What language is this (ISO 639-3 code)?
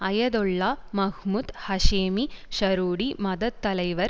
tam